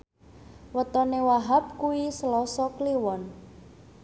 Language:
Javanese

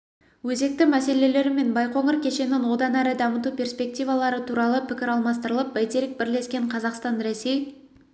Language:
Kazakh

